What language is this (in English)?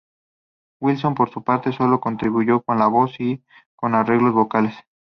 Spanish